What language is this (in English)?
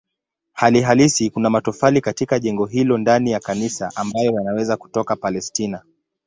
Swahili